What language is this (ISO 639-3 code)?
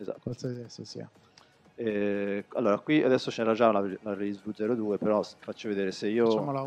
ita